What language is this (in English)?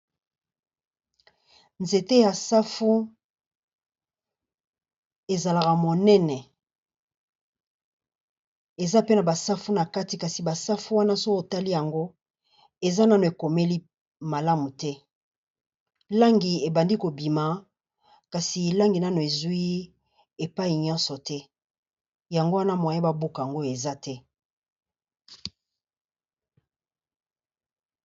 Lingala